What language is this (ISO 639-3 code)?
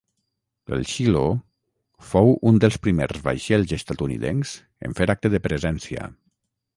cat